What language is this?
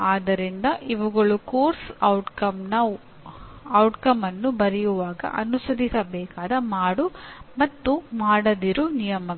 Kannada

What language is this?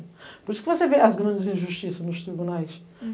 Portuguese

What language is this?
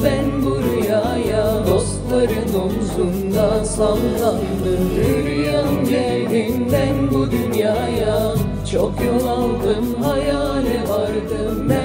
Turkish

